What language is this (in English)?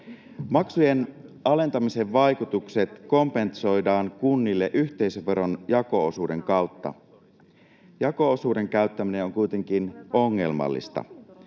Finnish